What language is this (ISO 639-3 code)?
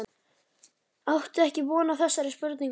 isl